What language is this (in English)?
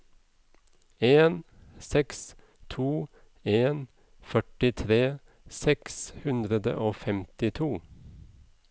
Norwegian